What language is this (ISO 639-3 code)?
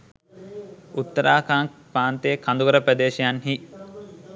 sin